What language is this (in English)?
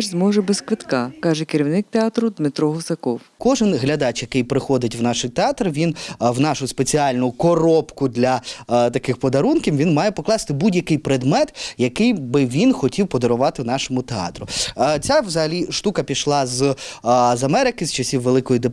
Ukrainian